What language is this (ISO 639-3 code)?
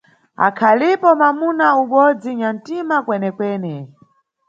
nyu